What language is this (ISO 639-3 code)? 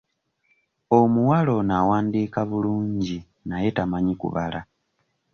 lug